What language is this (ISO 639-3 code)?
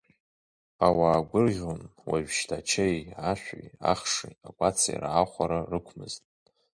abk